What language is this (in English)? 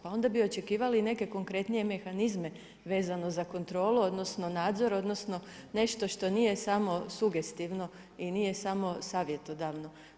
Croatian